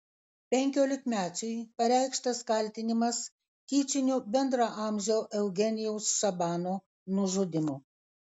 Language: Lithuanian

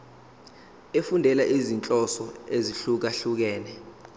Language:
Zulu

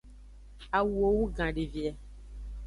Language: Aja (Benin)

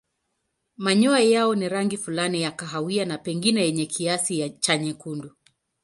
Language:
Swahili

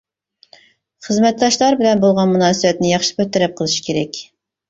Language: Uyghur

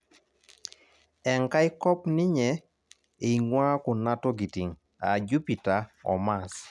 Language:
Masai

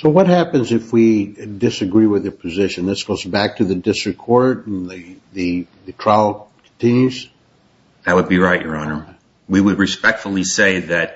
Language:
English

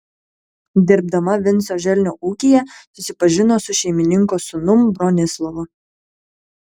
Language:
Lithuanian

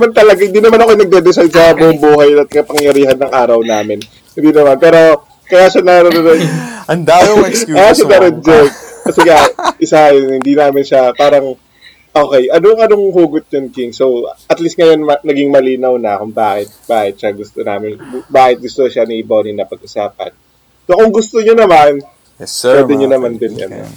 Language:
Filipino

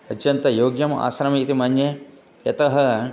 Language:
Sanskrit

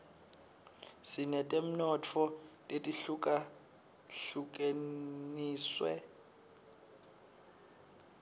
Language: Swati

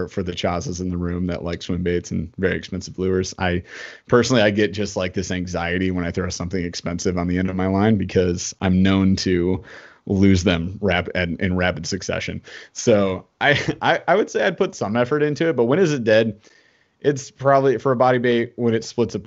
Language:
English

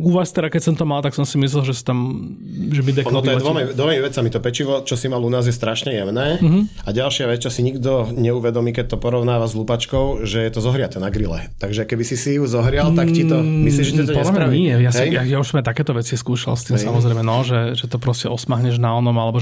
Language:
Slovak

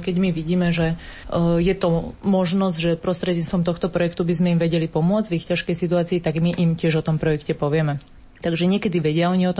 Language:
Slovak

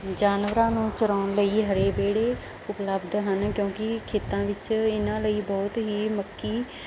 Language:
Punjabi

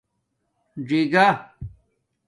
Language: Domaaki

